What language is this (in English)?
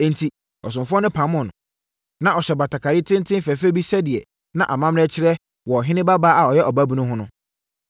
Akan